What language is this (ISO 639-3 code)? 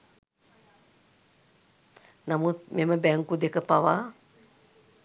sin